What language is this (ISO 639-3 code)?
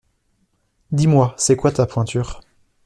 fra